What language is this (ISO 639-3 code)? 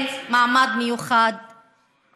heb